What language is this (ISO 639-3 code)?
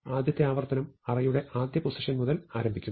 mal